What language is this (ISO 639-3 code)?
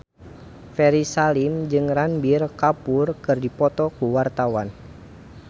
sun